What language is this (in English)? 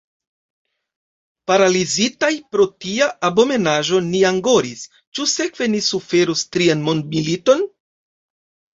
Esperanto